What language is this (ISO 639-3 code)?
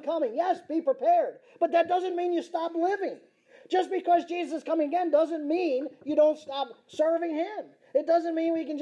eng